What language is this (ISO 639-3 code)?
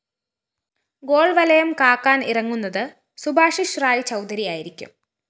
mal